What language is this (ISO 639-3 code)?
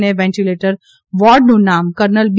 guj